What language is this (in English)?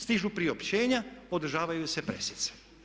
Croatian